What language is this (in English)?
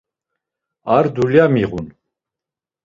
Laz